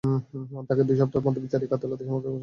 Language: Bangla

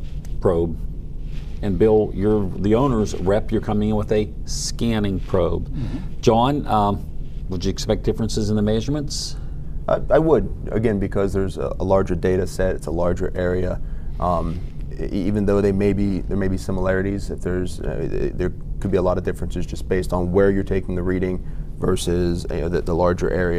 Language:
English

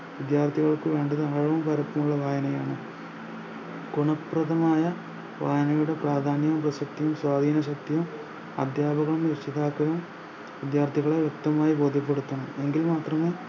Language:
Malayalam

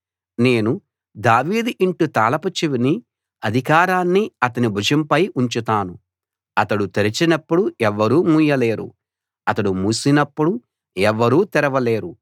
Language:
Telugu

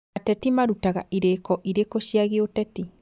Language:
Kikuyu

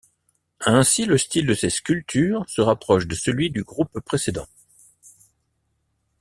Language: French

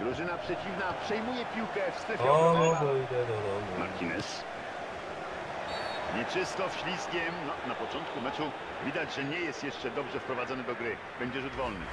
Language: Polish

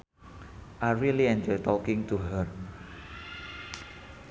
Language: Sundanese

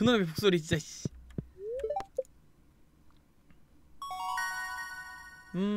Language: Korean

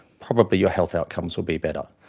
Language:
English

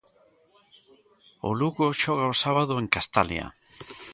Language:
Galician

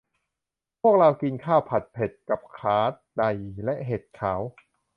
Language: Thai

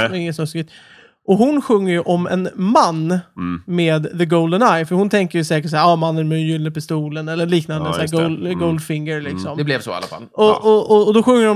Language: Swedish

